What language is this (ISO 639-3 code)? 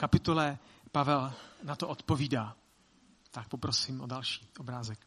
ces